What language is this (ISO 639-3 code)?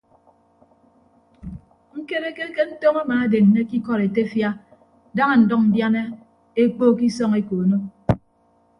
ibb